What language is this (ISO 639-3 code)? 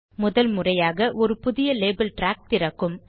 tam